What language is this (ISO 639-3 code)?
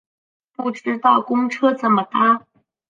zho